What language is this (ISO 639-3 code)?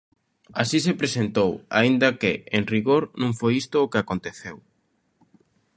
glg